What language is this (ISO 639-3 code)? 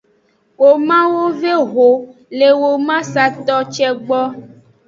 ajg